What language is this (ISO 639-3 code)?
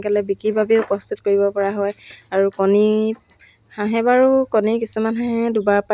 asm